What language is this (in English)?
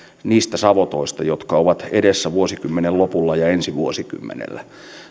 Finnish